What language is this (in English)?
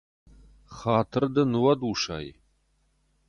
Ossetic